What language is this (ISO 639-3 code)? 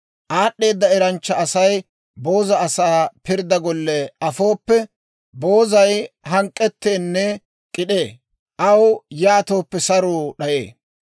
dwr